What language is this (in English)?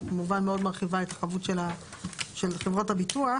Hebrew